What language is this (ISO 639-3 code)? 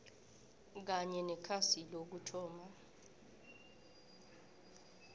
nbl